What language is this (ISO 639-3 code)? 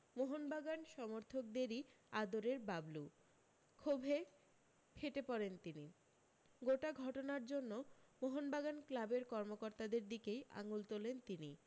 ben